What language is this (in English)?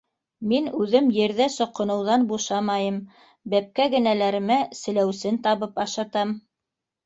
Bashkir